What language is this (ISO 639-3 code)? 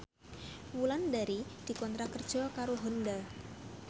jav